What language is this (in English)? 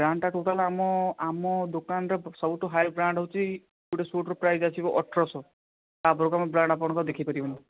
Odia